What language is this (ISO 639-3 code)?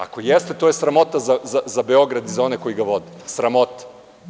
srp